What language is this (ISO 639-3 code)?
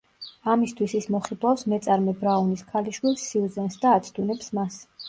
kat